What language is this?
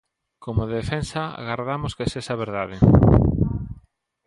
Galician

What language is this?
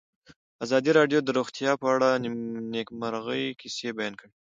Pashto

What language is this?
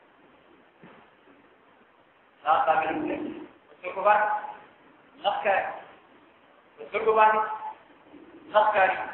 Arabic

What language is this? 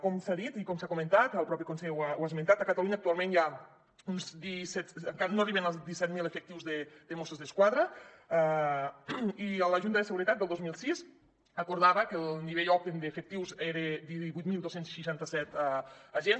Catalan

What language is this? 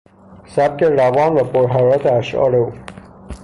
Persian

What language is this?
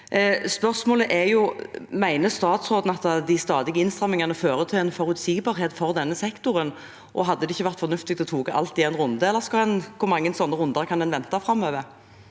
Norwegian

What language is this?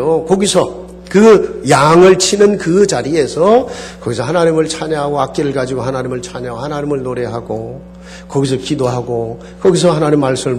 Korean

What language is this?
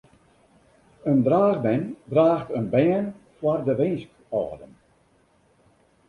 Western Frisian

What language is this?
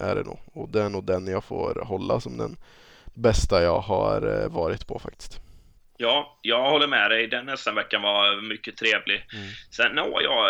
Swedish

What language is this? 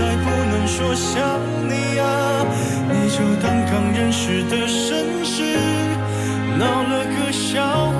Chinese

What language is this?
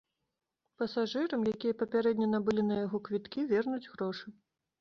Belarusian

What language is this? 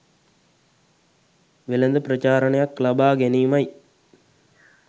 Sinhala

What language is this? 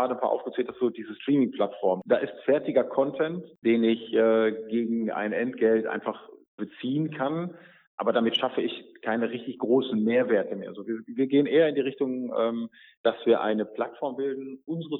German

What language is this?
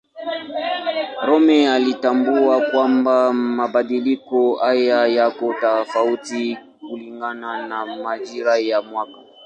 Swahili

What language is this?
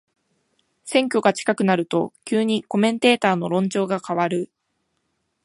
Japanese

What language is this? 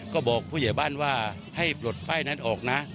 Thai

